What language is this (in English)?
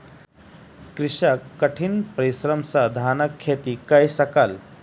Maithili